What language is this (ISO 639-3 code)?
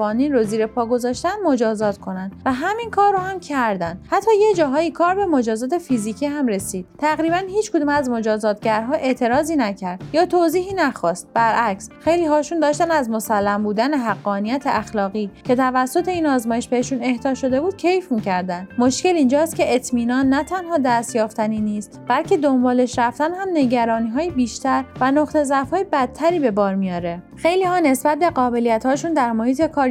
fas